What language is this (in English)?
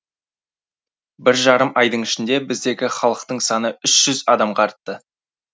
Kazakh